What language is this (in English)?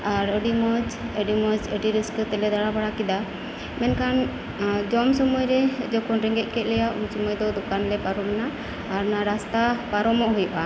Santali